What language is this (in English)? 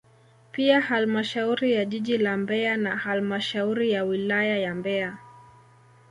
Swahili